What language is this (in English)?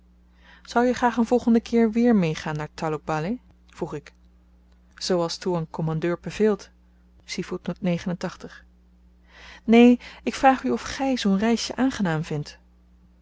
Dutch